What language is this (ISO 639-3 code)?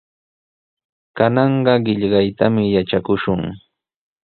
qws